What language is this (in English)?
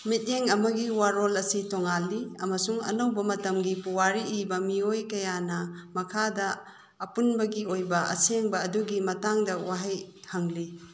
Manipuri